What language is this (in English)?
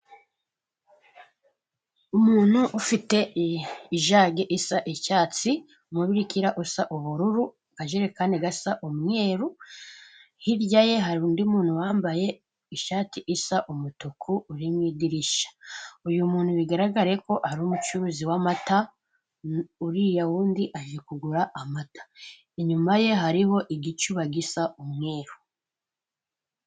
Kinyarwanda